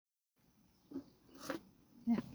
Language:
Somali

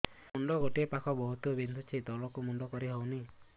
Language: Odia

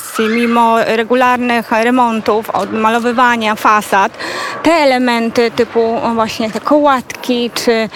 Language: Polish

